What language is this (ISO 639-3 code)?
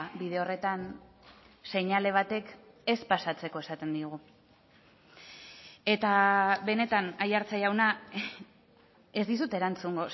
eus